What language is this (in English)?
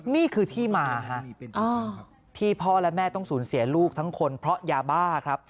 Thai